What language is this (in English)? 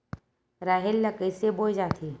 Chhattisgarhi